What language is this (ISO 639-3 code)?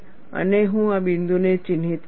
guj